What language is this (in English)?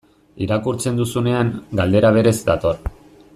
Basque